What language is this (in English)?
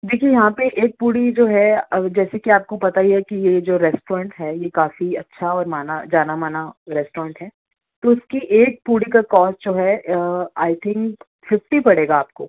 Urdu